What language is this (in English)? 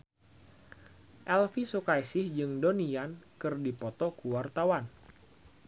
Sundanese